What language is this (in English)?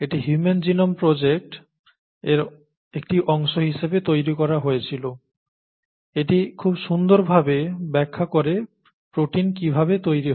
Bangla